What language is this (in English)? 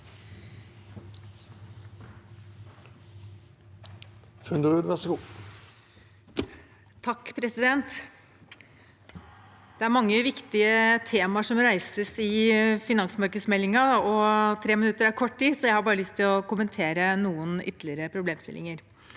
Norwegian